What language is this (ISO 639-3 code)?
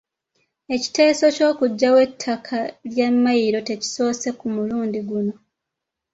lug